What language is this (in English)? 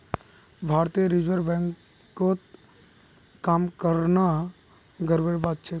Magahi